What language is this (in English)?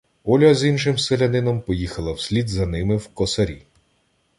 Ukrainian